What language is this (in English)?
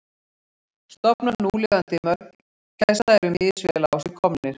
Icelandic